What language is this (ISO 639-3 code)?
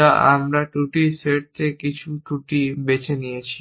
ben